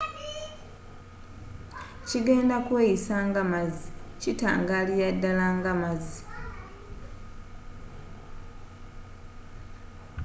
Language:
Ganda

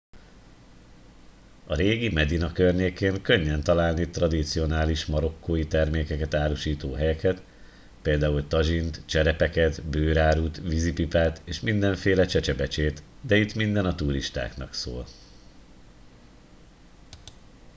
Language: Hungarian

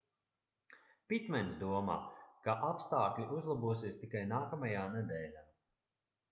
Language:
Latvian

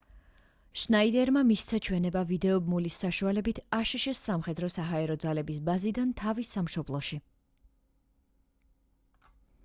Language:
Georgian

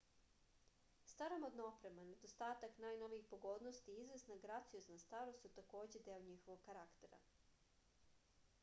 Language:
Serbian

